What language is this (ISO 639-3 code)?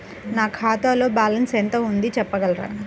tel